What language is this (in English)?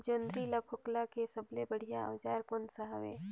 Chhattisgarhi